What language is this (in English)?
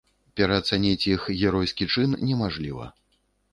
Belarusian